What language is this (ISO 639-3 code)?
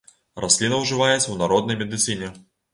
bel